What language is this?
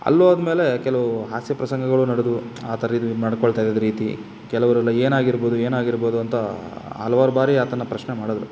Kannada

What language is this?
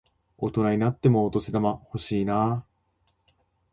Japanese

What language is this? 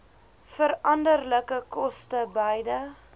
Afrikaans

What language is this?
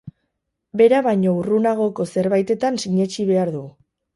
Basque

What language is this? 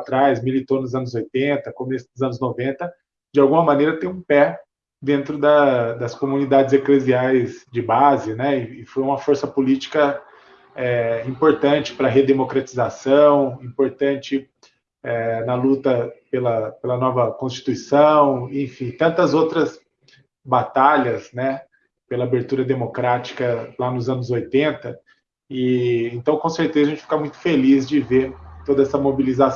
Portuguese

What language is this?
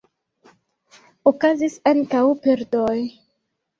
Esperanto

